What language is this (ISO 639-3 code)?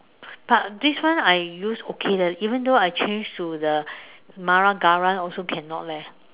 eng